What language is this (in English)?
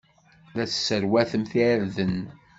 Kabyle